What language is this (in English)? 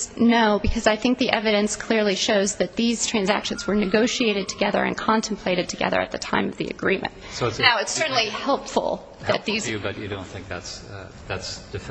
English